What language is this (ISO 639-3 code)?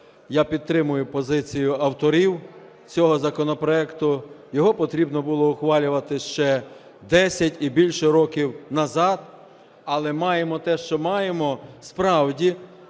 ukr